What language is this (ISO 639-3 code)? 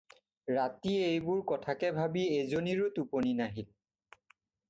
asm